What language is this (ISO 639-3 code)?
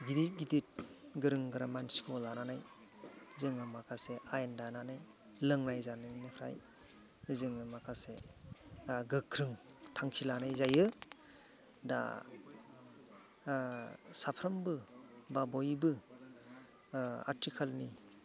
brx